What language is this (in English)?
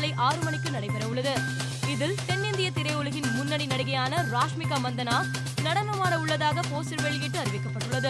Tamil